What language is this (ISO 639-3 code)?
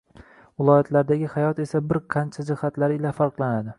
uzb